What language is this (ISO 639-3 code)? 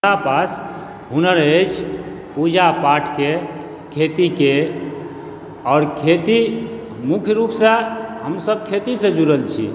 mai